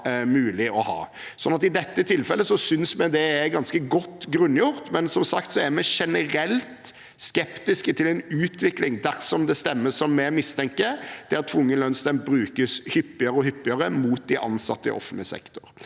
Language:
Norwegian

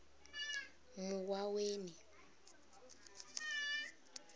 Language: Venda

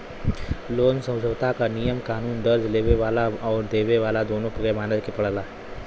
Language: Bhojpuri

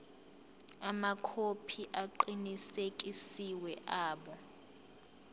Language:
Zulu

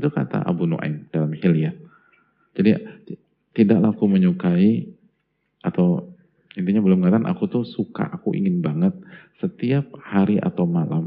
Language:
Indonesian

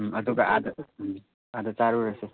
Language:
Manipuri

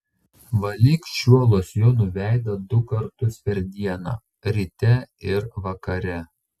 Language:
Lithuanian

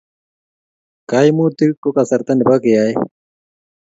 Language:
Kalenjin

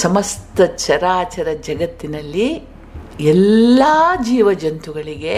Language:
Kannada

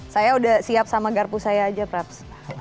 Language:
Indonesian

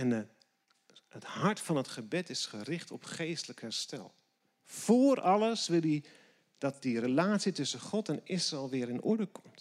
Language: Dutch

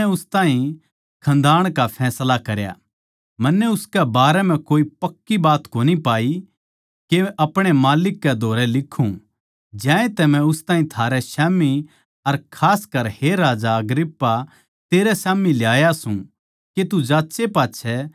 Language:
Haryanvi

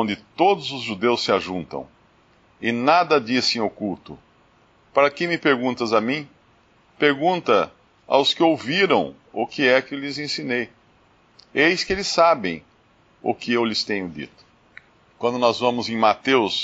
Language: Portuguese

